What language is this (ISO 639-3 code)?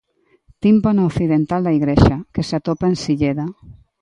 glg